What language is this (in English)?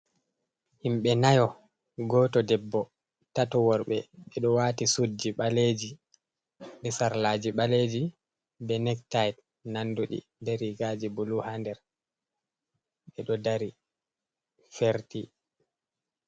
Fula